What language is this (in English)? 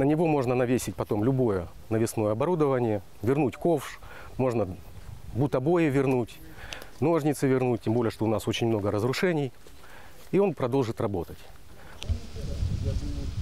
Russian